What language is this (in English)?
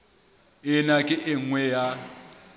Southern Sotho